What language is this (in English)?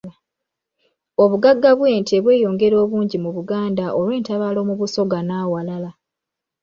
Ganda